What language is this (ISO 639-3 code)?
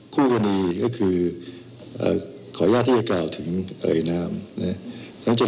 tha